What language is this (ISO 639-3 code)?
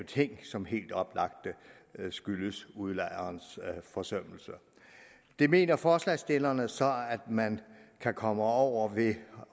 dan